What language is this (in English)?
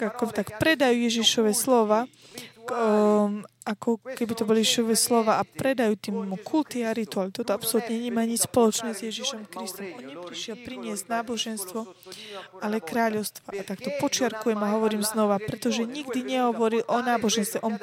Slovak